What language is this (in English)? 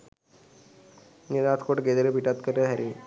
Sinhala